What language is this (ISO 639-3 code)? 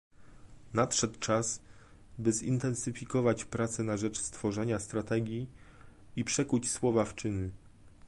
pol